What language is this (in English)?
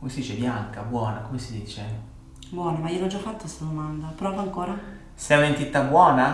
Italian